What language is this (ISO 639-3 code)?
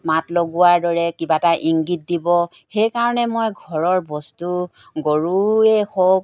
asm